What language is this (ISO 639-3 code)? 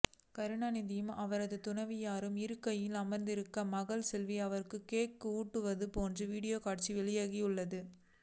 tam